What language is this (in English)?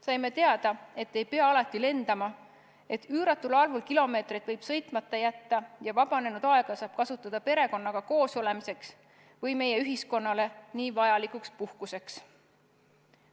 Estonian